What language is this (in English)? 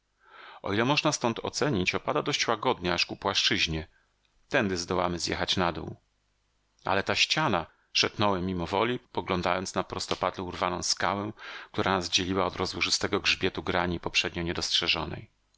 Polish